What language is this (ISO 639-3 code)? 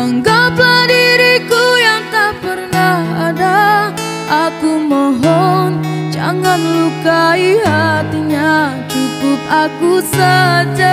ind